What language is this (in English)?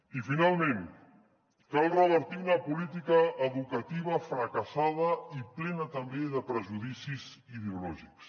Catalan